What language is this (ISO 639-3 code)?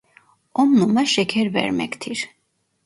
tur